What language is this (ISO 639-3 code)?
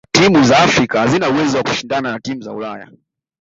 swa